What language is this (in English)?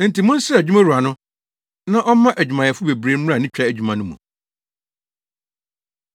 Akan